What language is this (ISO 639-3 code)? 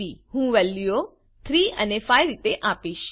guj